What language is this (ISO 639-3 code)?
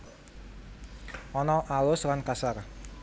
jav